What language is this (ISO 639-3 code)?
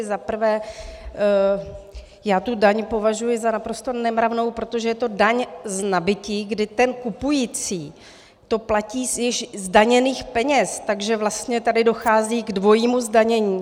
ces